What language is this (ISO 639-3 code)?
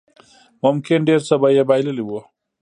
pus